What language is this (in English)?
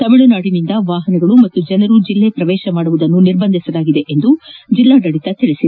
Kannada